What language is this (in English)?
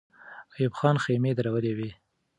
Pashto